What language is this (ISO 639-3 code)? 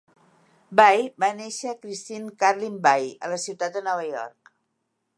cat